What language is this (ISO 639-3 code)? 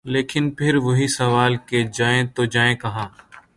urd